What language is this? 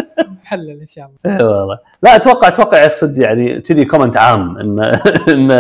Arabic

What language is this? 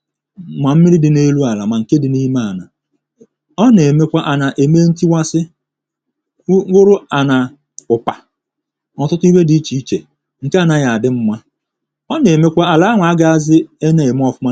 Igbo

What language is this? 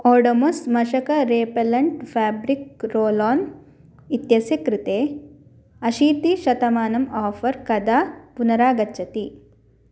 Sanskrit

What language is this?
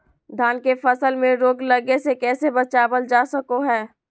Magahi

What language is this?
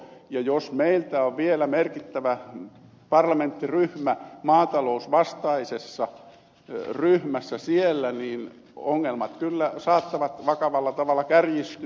Finnish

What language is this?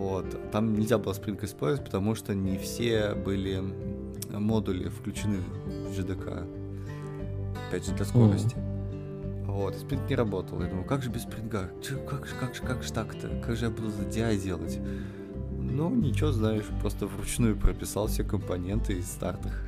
Russian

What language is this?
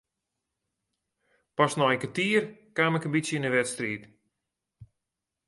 Western Frisian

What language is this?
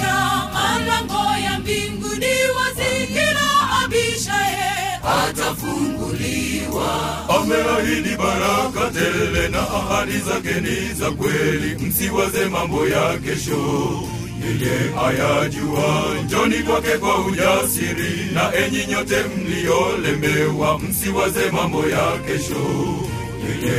Swahili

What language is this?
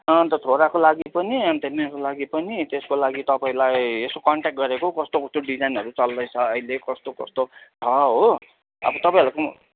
Nepali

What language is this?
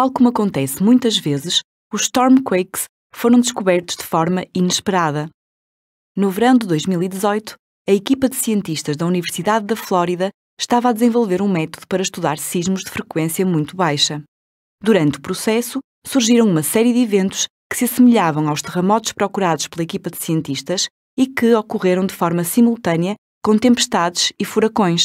Portuguese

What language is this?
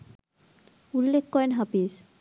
Bangla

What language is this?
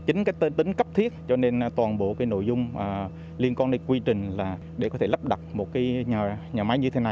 Vietnamese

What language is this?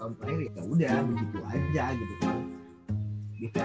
Indonesian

